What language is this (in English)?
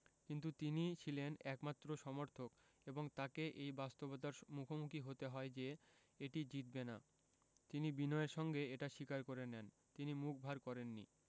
Bangla